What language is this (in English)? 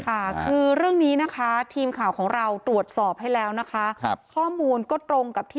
Thai